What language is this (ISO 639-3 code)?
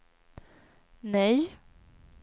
swe